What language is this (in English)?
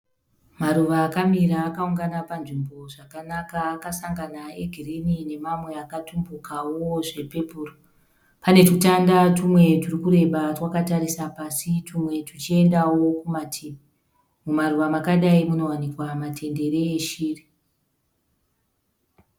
Shona